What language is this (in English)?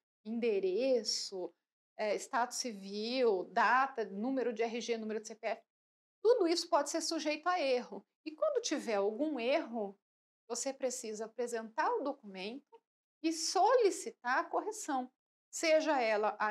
Portuguese